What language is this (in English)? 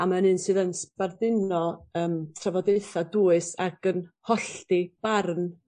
Welsh